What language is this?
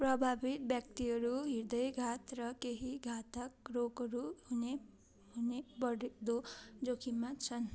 Nepali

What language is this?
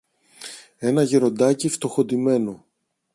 Greek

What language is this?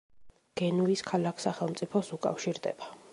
Georgian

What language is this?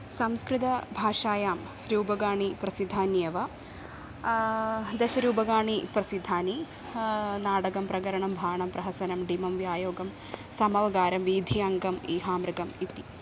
Sanskrit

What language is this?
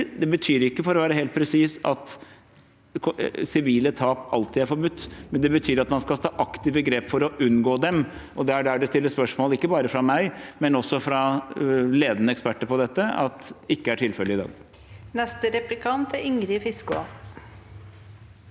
Norwegian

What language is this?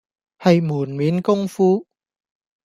Cantonese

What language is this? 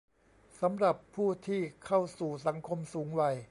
Thai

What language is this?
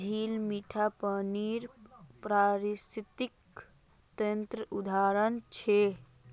Magahi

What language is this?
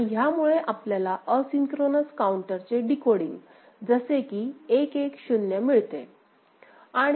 Marathi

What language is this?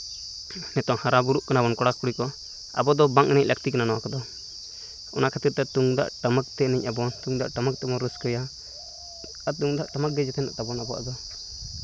Santali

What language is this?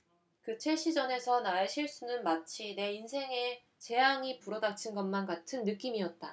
Korean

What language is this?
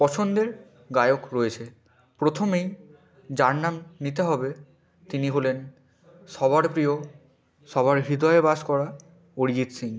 Bangla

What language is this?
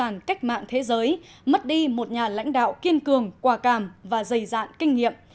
Vietnamese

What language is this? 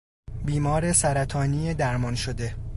Persian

